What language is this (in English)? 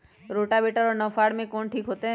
Magahi